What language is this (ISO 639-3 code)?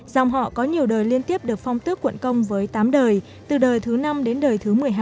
vie